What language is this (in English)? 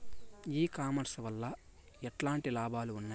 Telugu